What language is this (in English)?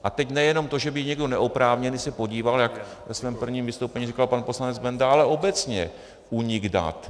Czech